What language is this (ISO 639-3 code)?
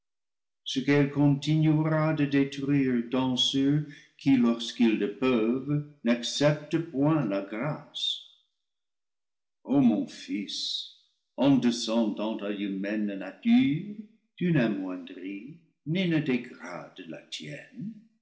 fra